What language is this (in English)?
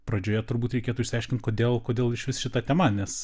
Lithuanian